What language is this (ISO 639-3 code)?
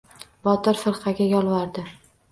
uzb